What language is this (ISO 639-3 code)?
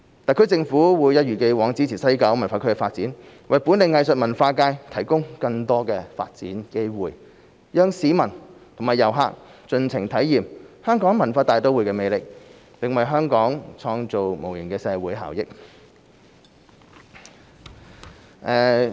yue